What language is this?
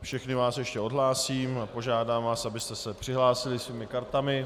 Czech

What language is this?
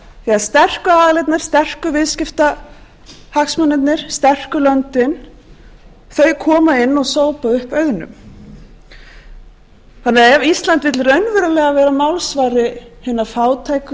Icelandic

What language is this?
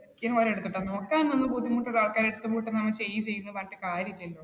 Malayalam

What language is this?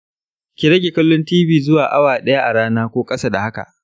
Hausa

